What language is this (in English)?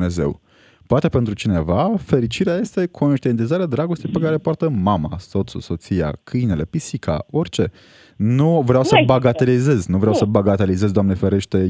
Romanian